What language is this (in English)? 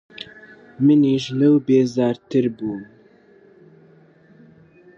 Central Kurdish